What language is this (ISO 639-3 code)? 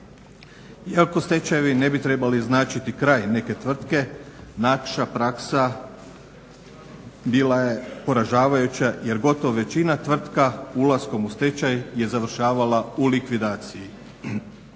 hrv